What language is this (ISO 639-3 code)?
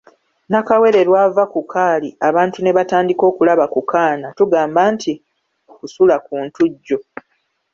lug